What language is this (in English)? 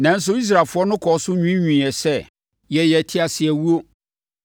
Akan